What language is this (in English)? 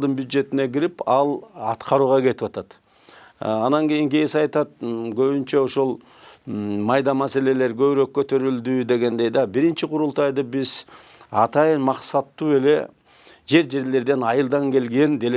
Turkish